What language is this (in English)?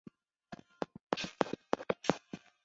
Chinese